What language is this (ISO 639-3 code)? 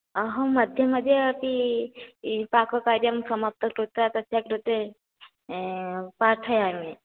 san